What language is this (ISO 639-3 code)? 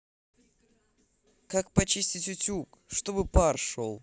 rus